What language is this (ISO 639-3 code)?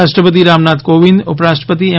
guj